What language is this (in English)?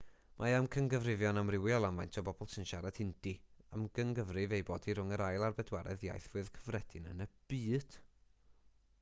Welsh